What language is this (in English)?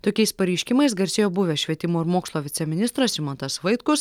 Lithuanian